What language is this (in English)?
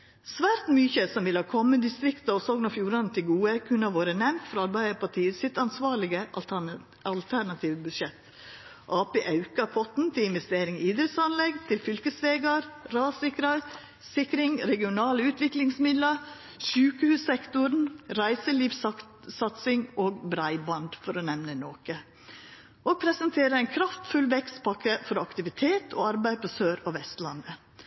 Norwegian Nynorsk